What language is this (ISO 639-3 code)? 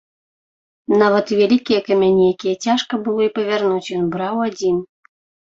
bel